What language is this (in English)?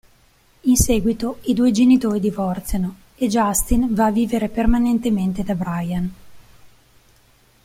Italian